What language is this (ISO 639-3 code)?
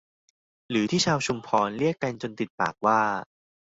tha